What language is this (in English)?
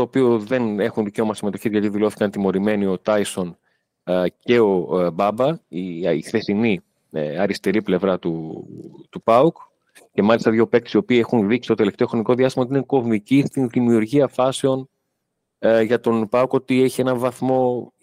Greek